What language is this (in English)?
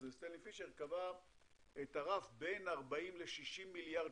Hebrew